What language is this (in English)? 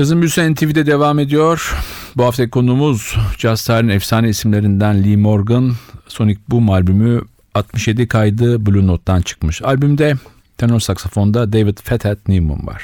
Turkish